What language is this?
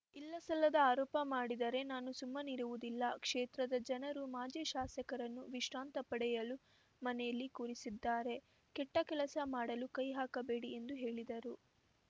Kannada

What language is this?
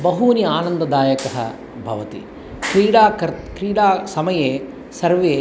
Sanskrit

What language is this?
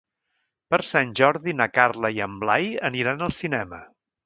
Catalan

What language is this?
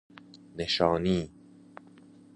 Persian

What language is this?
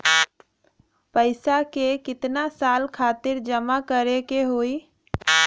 Bhojpuri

